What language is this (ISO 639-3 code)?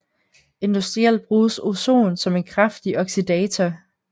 dan